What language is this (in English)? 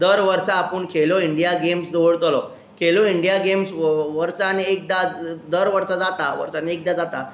Konkani